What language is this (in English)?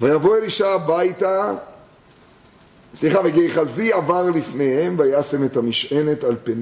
Hebrew